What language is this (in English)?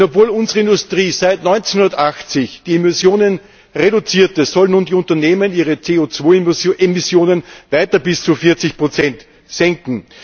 German